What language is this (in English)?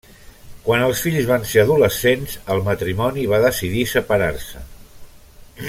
Catalan